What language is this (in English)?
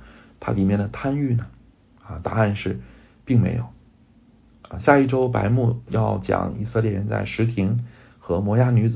Chinese